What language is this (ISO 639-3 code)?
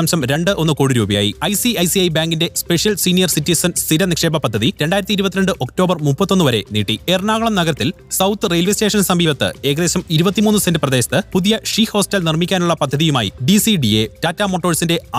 mal